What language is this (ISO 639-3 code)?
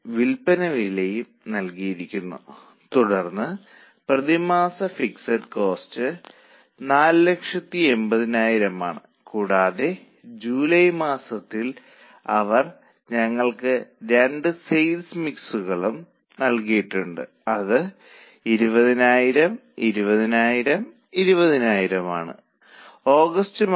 mal